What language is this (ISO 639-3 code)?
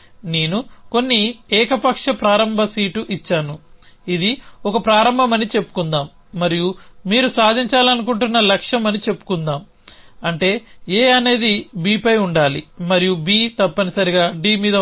tel